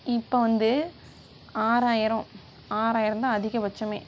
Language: Tamil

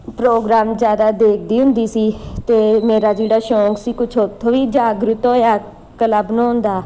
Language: Punjabi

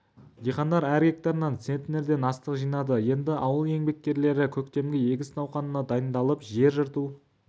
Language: Kazakh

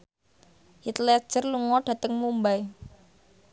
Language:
Javanese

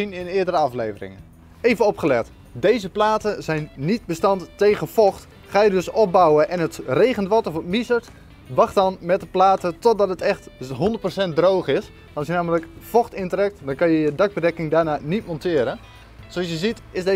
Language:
Dutch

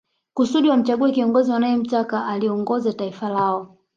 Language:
Swahili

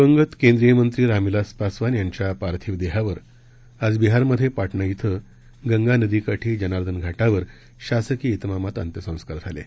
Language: Marathi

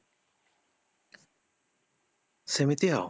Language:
Odia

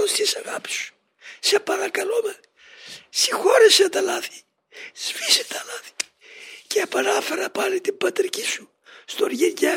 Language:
Greek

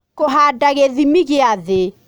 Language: Kikuyu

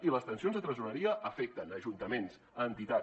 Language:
Catalan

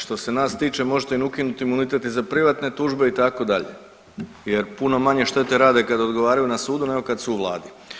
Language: Croatian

